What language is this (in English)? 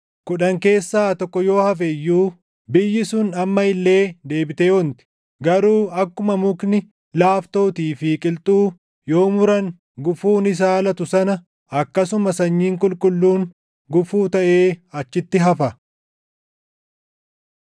Oromo